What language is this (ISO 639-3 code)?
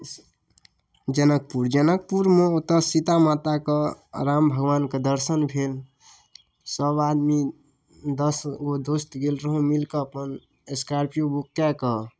mai